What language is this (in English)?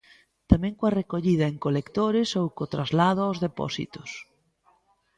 Galician